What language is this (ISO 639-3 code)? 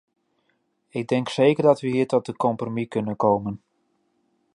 nld